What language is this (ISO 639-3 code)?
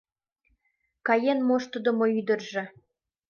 chm